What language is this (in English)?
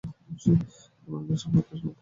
Bangla